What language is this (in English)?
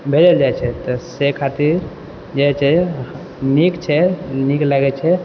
Maithili